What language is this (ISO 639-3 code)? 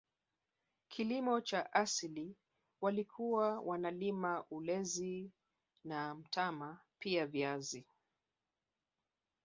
swa